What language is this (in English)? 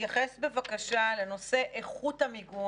Hebrew